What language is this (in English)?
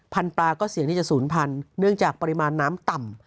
Thai